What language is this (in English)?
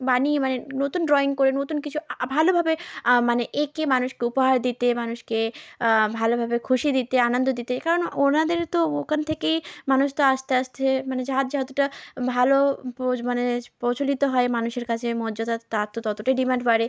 Bangla